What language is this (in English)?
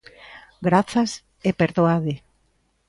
Galician